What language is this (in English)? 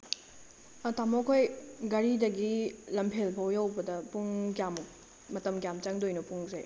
Manipuri